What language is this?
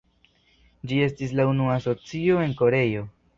Esperanto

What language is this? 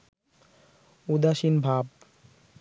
Bangla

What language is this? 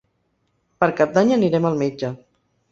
Catalan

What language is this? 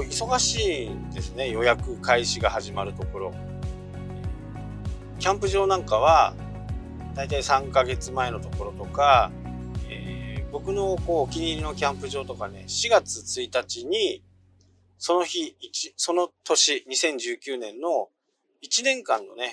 Japanese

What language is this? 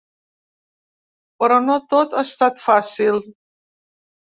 Catalan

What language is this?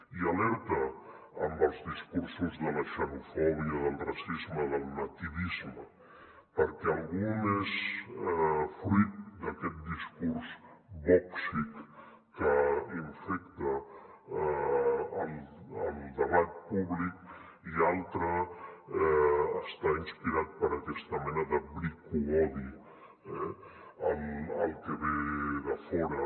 Catalan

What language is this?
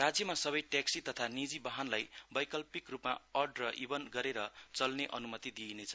Nepali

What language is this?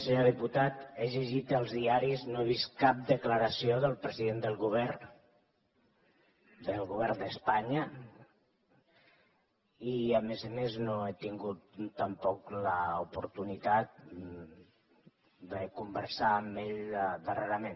Catalan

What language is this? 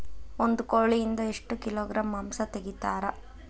Kannada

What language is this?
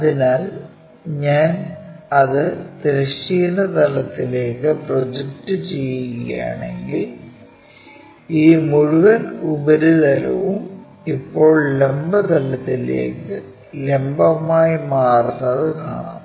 Malayalam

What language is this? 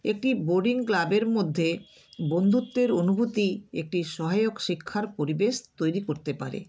Bangla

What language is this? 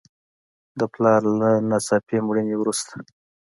Pashto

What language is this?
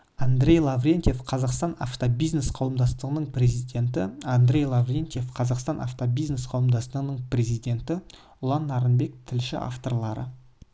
Kazakh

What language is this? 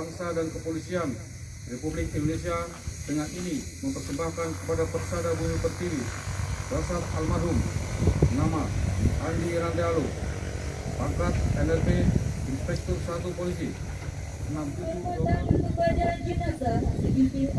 Indonesian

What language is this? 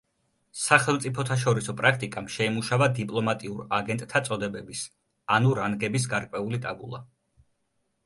Georgian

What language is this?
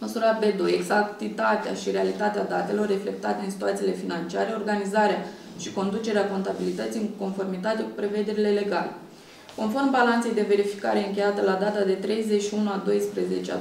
Romanian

